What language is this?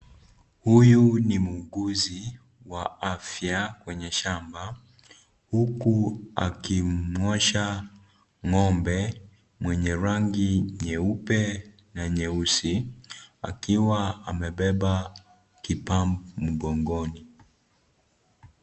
Swahili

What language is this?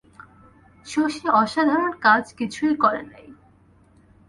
Bangla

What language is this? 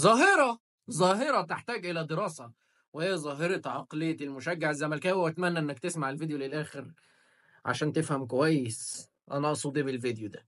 Arabic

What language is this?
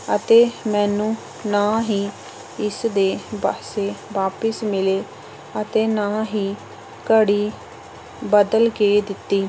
Punjabi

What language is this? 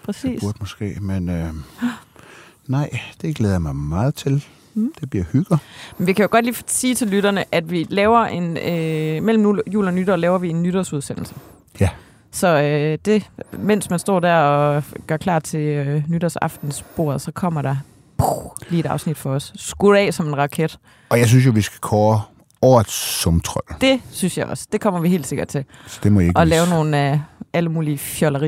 Danish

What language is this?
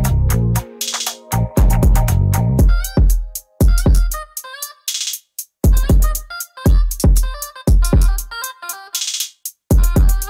Indonesian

